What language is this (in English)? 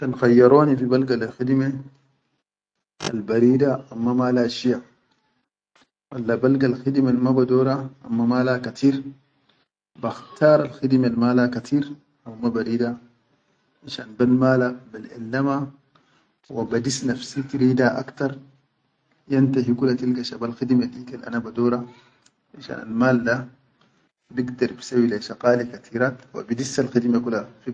Chadian Arabic